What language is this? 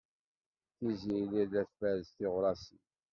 Kabyle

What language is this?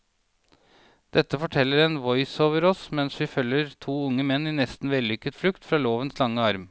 Norwegian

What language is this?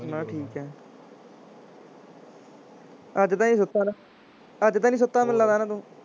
Punjabi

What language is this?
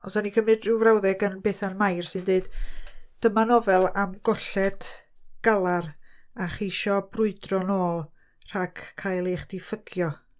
Welsh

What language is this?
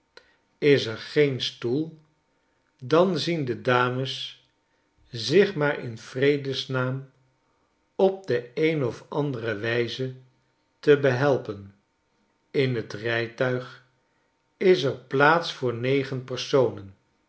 Dutch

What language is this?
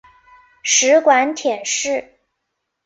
Chinese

